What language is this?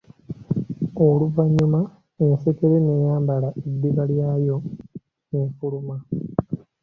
Ganda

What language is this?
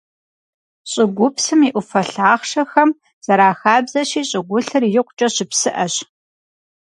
Kabardian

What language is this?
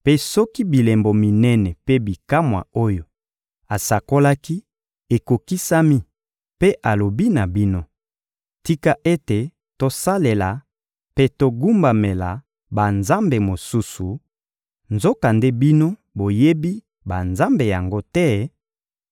Lingala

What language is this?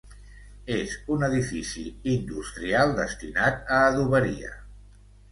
Catalan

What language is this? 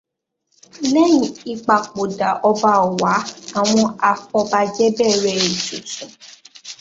Yoruba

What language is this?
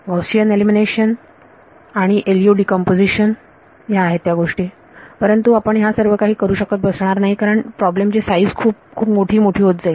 Marathi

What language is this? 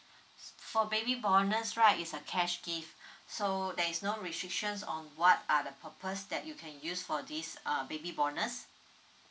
English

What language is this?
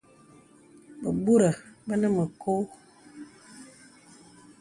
Bebele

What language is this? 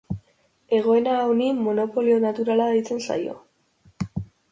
Basque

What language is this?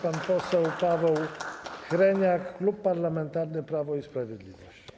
Polish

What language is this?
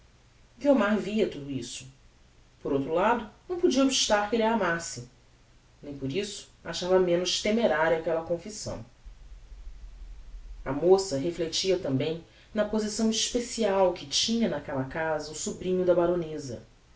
Portuguese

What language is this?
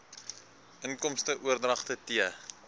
Afrikaans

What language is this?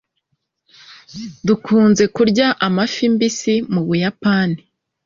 Kinyarwanda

